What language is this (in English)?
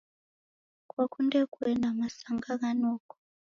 Taita